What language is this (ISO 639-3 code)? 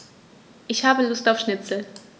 deu